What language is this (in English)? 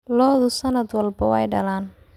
Somali